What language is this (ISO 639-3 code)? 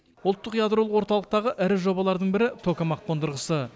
kaz